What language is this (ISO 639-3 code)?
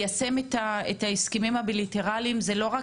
heb